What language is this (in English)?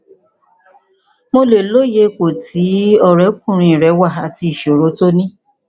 Yoruba